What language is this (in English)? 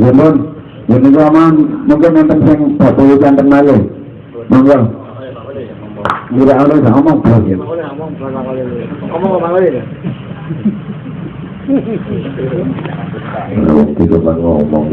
Indonesian